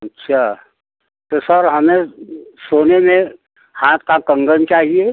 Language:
Hindi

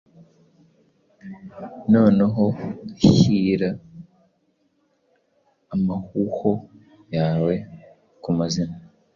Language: Kinyarwanda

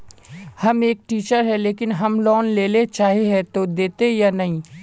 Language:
Magahi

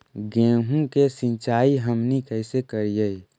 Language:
Magahi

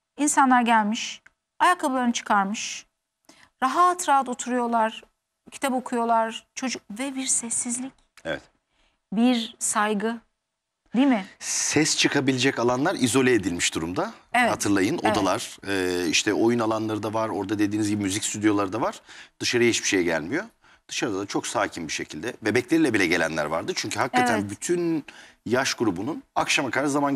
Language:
Turkish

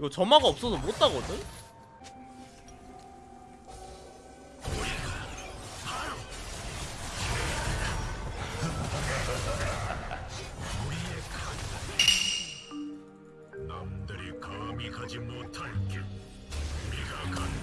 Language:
Korean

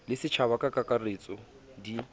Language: Southern Sotho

